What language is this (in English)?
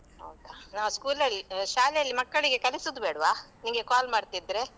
Kannada